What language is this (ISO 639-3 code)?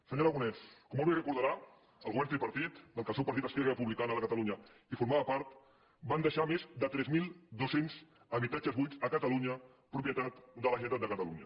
cat